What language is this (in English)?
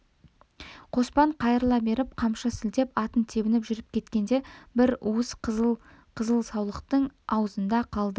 Kazakh